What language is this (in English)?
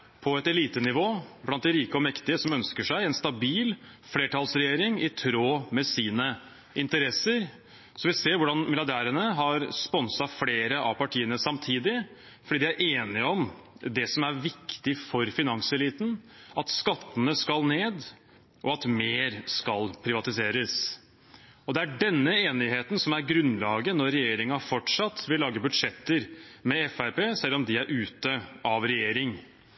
Norwegian Bokmål